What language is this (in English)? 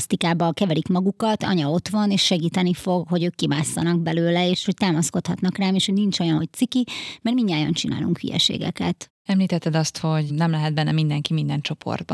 Hungarian